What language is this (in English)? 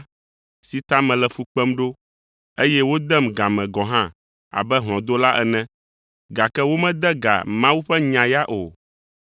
Ewe